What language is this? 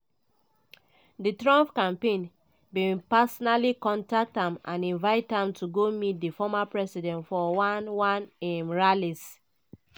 Nigerian Pidgin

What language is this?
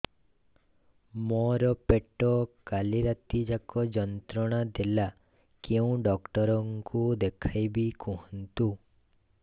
Odia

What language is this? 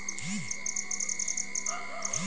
Chhattisgarhi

